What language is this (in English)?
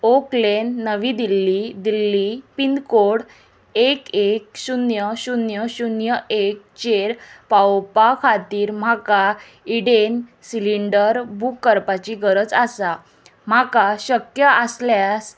Konkani